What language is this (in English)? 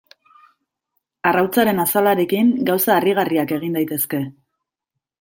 Basque